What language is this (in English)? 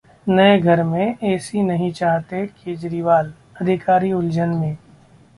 Hindi